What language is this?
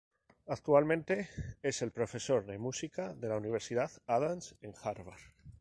Spanish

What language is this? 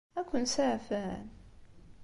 Kabyle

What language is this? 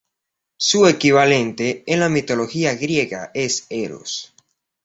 Spanish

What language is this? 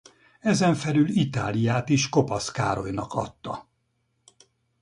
Hungarian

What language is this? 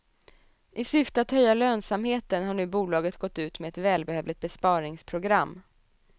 Swedish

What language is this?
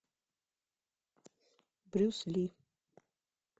Russian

